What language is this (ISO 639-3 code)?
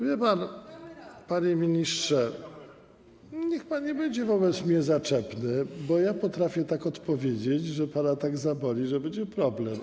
pol